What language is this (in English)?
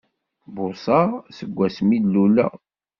Kabyle